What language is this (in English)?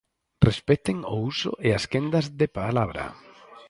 Galician